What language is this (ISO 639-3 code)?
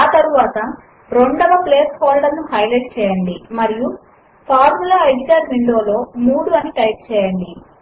tel